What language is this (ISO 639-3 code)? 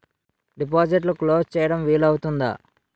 tel